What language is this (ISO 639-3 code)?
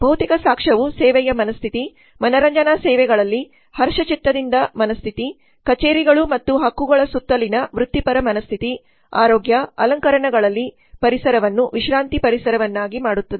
kan